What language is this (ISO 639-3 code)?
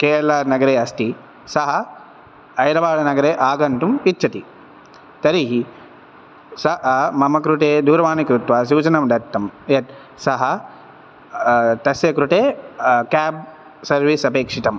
san